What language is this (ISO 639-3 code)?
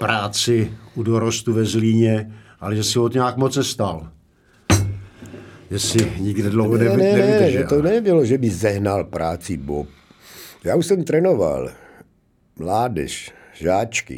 ces